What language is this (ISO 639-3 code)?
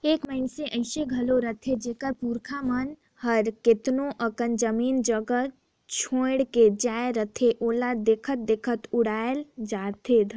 hne